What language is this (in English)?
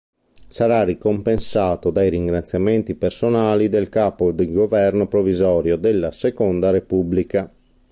Italian